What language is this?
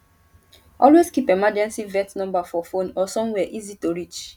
Nigerian Pidgin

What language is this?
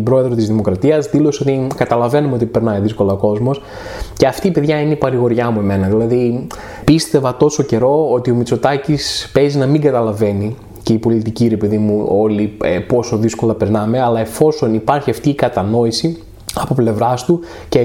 Greek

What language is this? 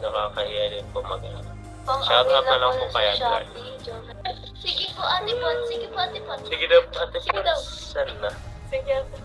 Filipino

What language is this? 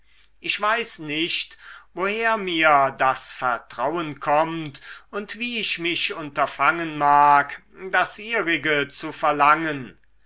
German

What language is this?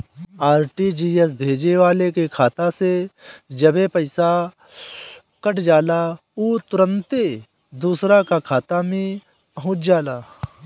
Bhojpuri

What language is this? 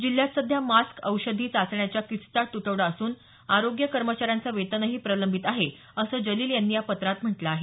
Marathi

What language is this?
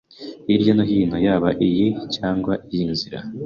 Kinyarwanda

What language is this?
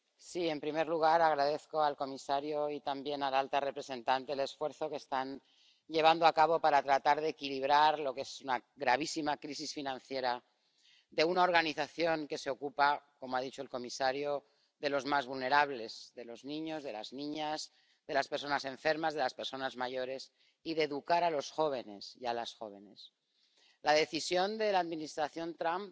Spanish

